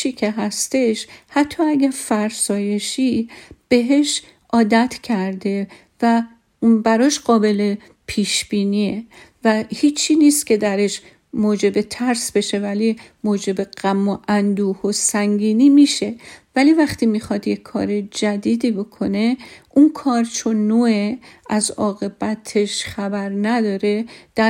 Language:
Persian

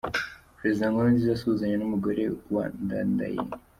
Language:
Kinyarwanda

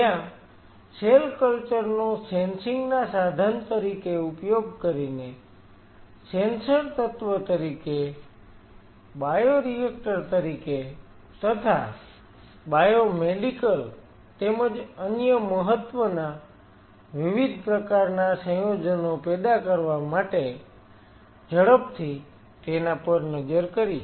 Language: Gujarati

